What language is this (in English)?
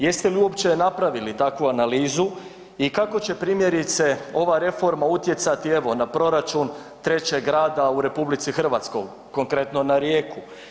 Croatian